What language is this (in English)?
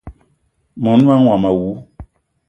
Eton (Cameroon)